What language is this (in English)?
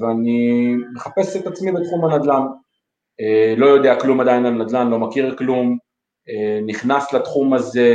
Hebrew